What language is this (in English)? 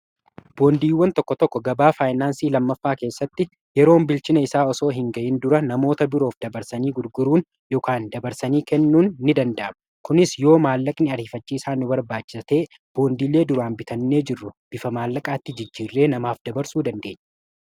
Oromo